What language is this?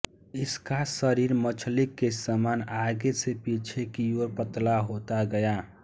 Hindi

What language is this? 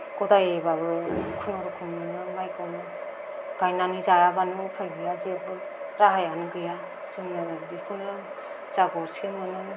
Bodo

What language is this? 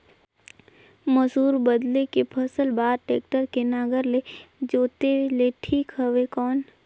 Chhattisgarhi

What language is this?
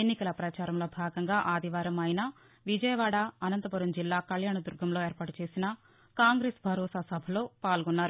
Telugu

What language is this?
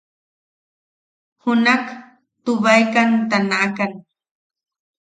Yaqui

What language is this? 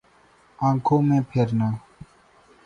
Urdu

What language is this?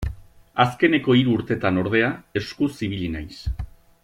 Basque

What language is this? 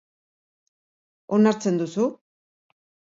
Basque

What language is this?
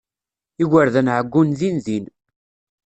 Kabyle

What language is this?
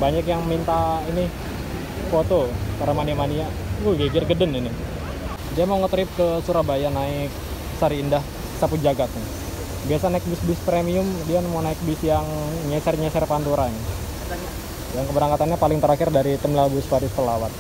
Indonesian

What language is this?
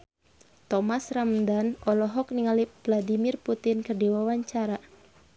Sundanese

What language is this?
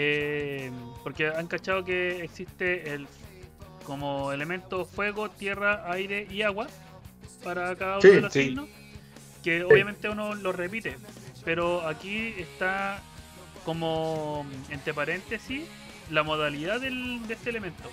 Spanish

